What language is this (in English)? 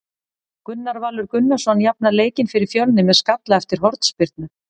Icelandic